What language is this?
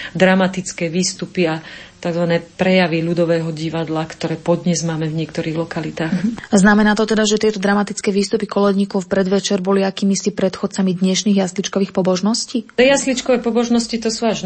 Slovak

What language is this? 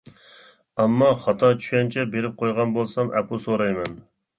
Uyghur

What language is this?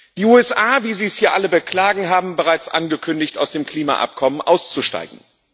German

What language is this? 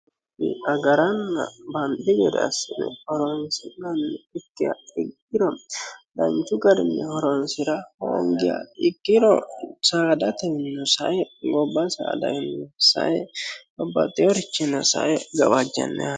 Sidamo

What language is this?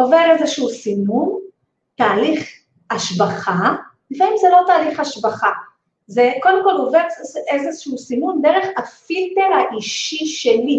Hebrew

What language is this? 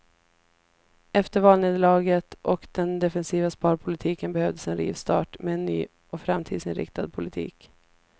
Swedish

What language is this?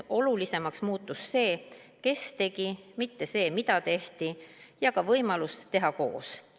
Estonian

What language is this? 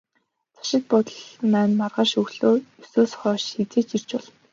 Mongolian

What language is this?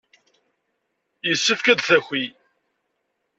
Kabyle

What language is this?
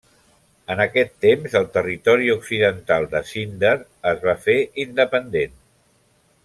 Catalan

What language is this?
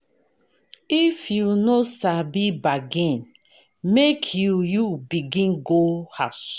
Nigerian Pidgin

